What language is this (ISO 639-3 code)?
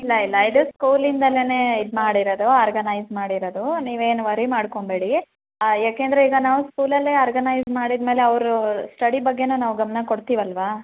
kan